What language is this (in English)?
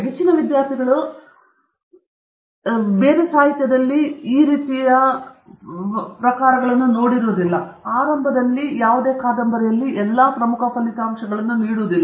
Kannada